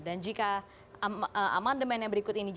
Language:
Indonesian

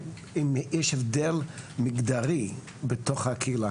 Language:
Hebrew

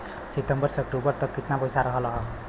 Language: Bhojpuri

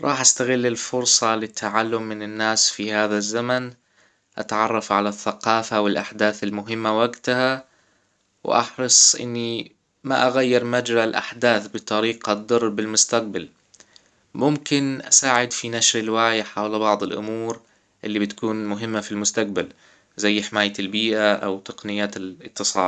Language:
Hijazi Arabic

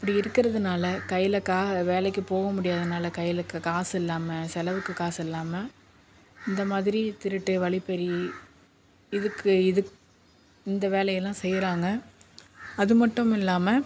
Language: Tamil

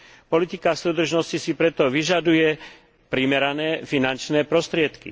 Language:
Slovak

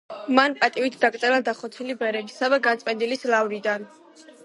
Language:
Georgian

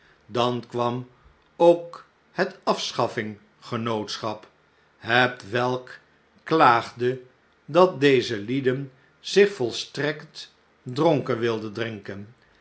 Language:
Dutch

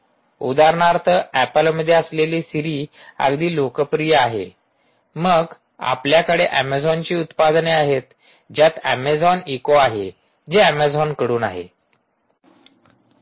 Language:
Marathi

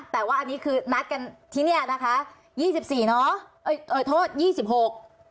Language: Thai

